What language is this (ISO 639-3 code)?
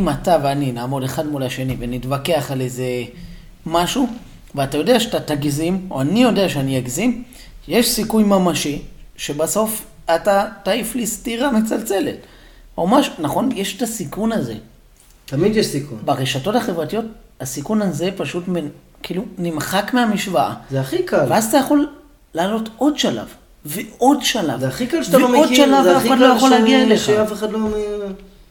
heb